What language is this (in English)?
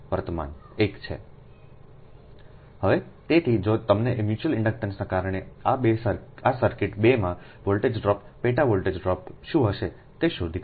Gujarati